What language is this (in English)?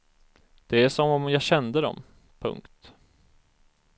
Swedish